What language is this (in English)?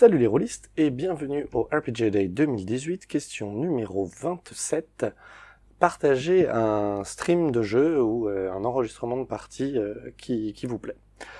French